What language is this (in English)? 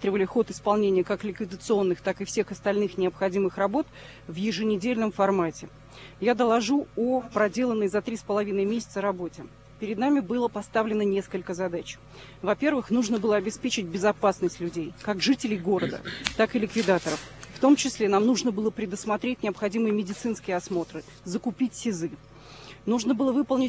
Russian